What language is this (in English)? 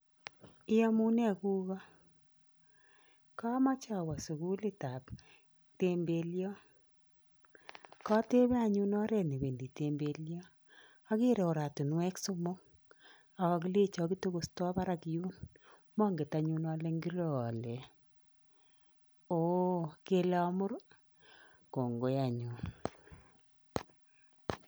Kalenjin